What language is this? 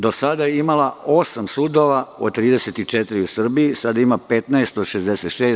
Serbian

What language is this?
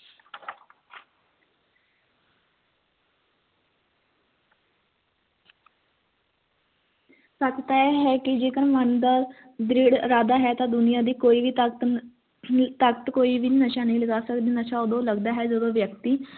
Punjabi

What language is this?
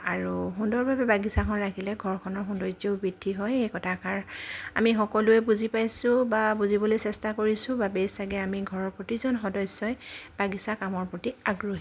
Assamese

